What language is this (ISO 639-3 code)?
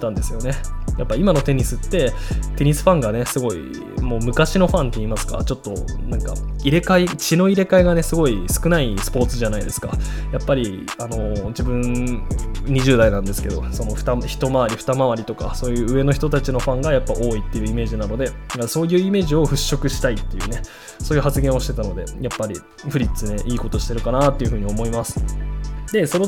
jpn